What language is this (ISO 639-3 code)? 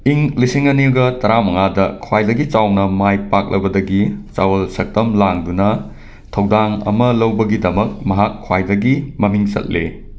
mni